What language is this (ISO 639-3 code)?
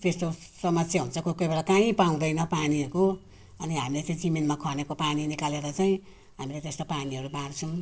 nep